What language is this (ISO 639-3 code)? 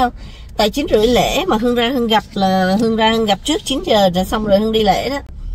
vie